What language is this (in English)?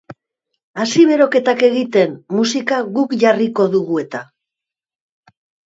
Basque